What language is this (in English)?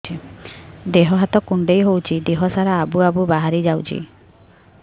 Odia